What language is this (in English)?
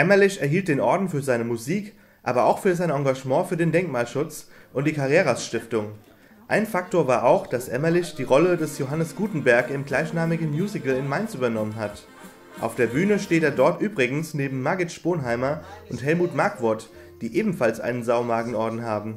German